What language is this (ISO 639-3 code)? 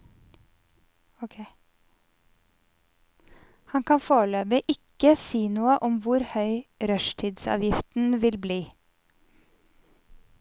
nor